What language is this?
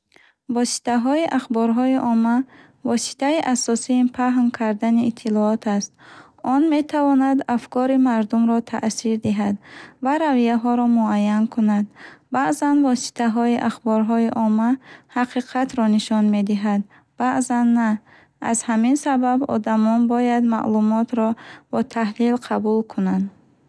Bukharic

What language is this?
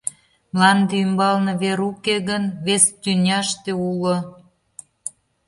Mari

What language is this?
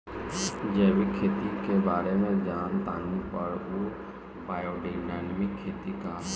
Bhojpuri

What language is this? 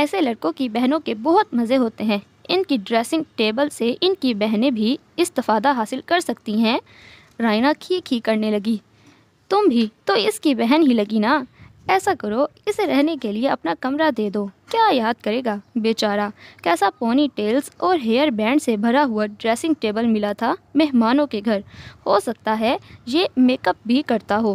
Hindi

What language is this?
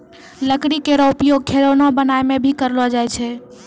Maithili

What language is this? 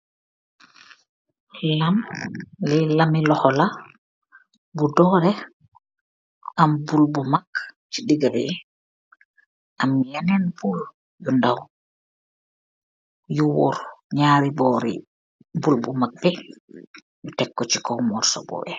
Wolof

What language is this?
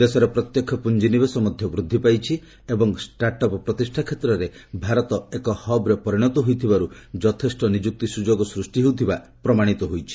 Odia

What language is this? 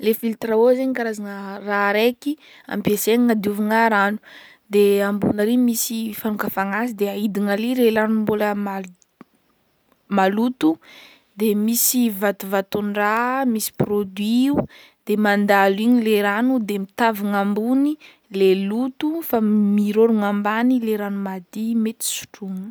Northern Betsimisaraka Malagasy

